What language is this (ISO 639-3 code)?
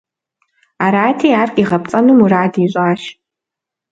kbd